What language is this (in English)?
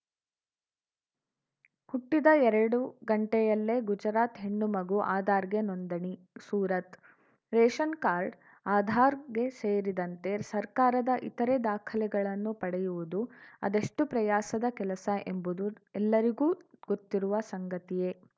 Kannada